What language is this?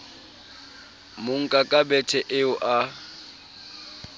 Southern Sotho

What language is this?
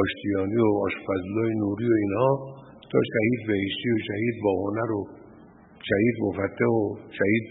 Persian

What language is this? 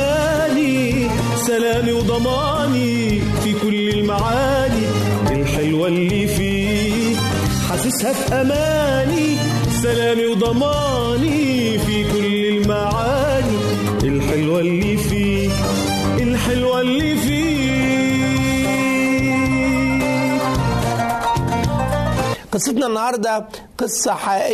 Arabic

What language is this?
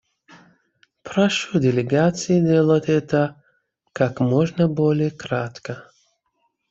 Russian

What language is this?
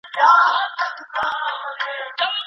Pashto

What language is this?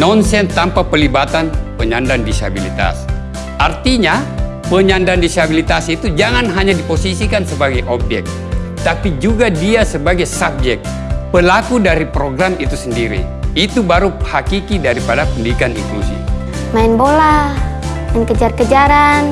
Indonesian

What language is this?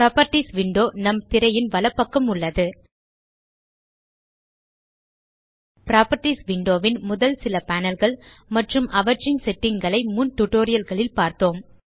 Tamil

